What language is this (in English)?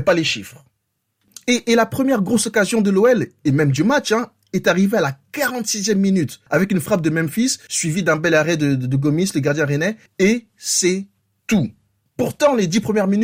French